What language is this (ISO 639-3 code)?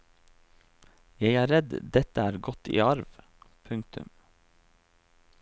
nor